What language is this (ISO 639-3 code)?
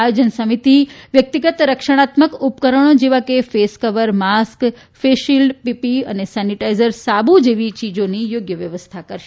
guj